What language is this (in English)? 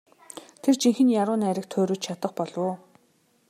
Mongolian